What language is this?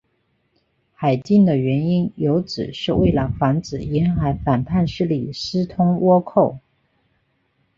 Chinese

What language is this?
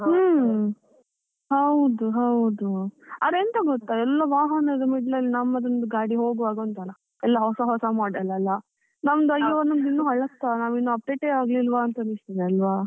Kannada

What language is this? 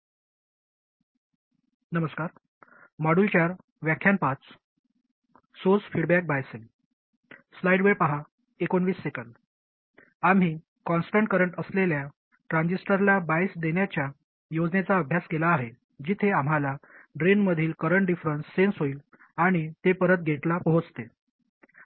Marathi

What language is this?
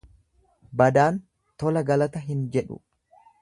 Oromo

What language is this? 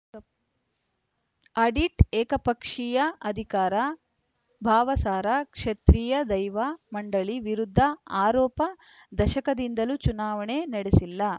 Kannada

